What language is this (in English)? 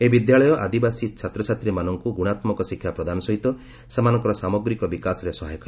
Odia